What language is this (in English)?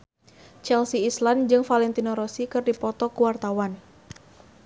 Sundanese